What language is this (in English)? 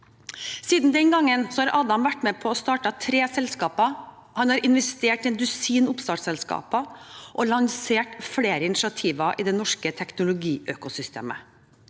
Norwegian